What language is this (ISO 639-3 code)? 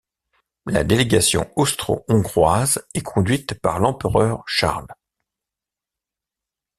fra